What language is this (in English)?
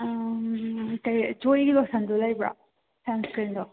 Manipuri